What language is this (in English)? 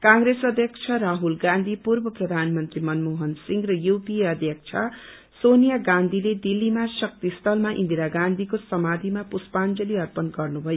Nepali